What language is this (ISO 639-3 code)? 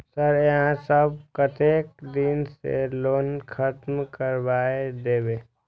mai